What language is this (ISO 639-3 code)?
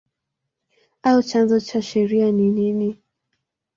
swa